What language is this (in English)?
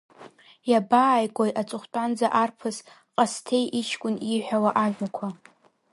Abkhazian